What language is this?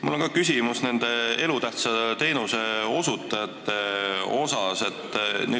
Estonian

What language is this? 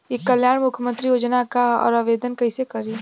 Bhojpuri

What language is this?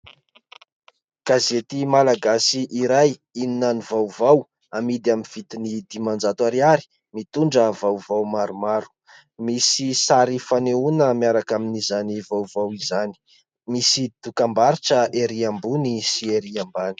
Malagasy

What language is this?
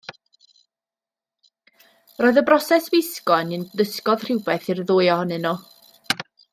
Welsh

